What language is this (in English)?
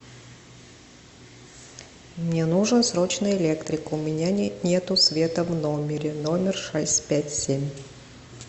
Russian